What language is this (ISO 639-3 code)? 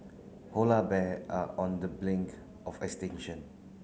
eng